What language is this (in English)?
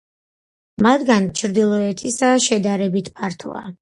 Georgian